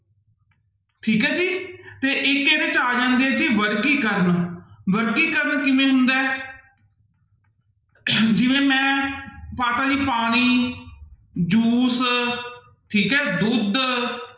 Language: Punjabi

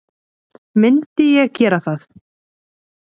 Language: Icelandic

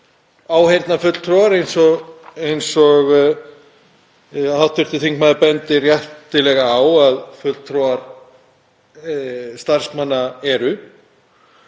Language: Icelandic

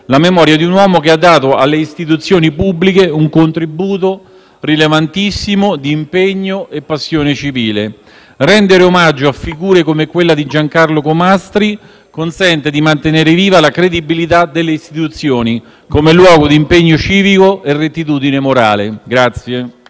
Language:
Italian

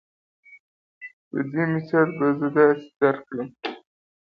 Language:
Pashto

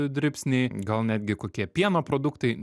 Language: Lithuanian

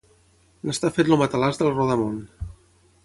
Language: Catalan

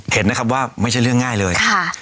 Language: Thai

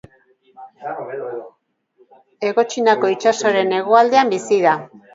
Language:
Basque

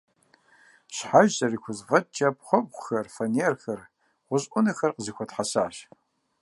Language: Kabardian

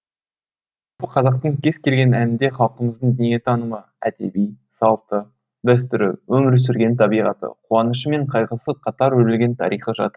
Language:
Kazakh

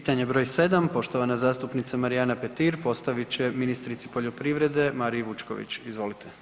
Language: Croatian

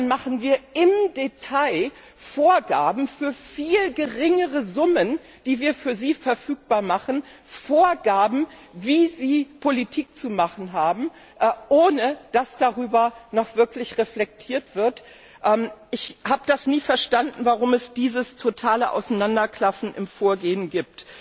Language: German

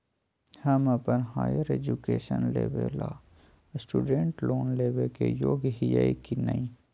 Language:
Magahi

